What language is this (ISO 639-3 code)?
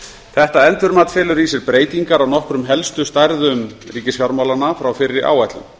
isl